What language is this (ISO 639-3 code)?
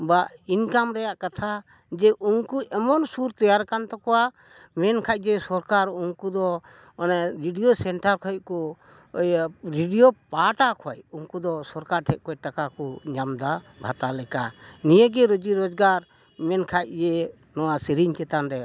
sat